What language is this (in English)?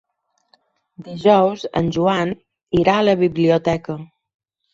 Catalan